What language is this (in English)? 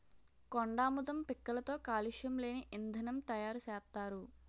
Telugu